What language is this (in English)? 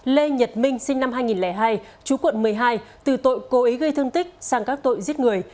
Vietnamese